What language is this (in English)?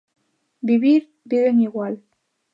Galician